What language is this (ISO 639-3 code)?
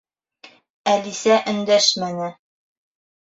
bak